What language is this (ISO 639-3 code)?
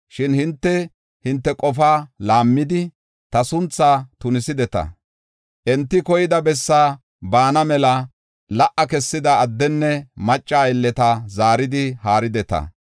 gof